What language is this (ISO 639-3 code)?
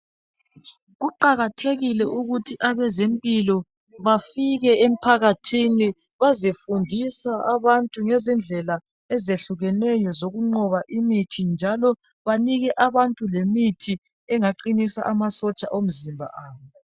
nde